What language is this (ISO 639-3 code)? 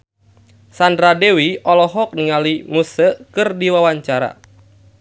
sun